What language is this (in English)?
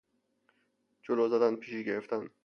Persian